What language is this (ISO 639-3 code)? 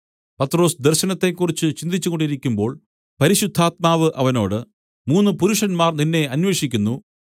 mal